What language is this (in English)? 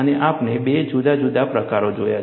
Gujarati